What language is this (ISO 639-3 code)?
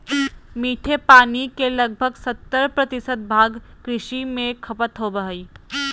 mag